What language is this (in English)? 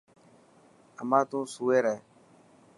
Dhatki